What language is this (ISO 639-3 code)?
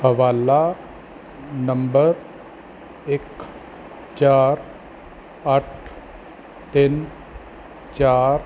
pan